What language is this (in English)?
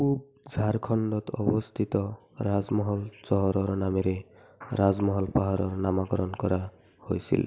Assamese